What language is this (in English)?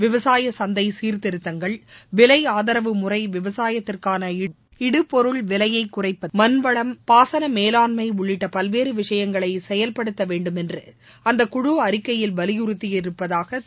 Tamil